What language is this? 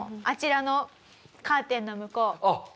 Japanese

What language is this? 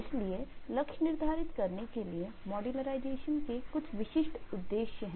Hindi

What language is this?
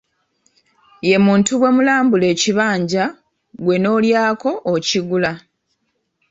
Ganda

